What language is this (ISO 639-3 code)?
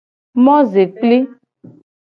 gej